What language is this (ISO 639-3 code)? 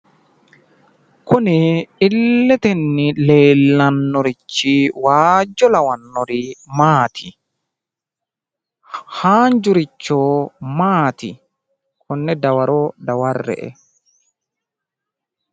sid